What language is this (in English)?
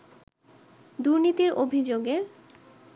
Bangla